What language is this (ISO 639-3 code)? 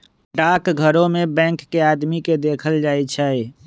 mag